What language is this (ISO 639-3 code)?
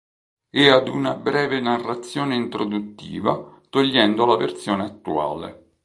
ita